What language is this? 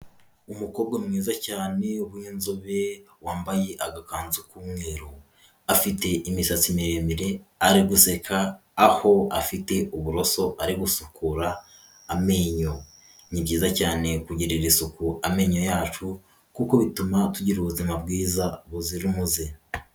Kinyarwanda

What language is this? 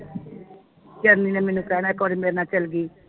Punjabi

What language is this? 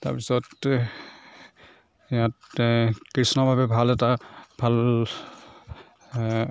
Assamese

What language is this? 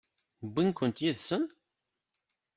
Kabyle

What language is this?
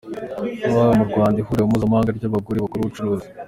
Kinyarwanda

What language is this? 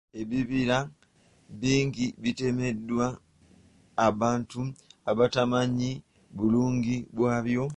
Ganda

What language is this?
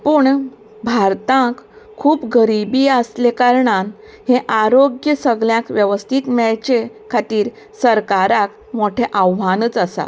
Konkani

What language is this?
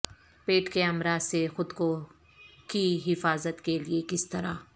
Urdu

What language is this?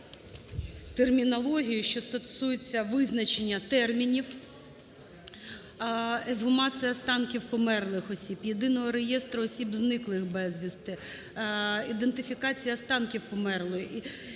Ukrainian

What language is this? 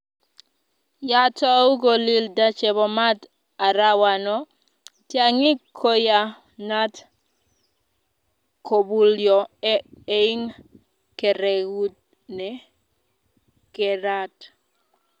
Kalenjin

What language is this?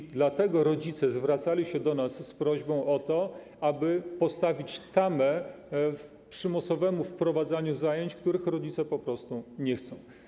Polish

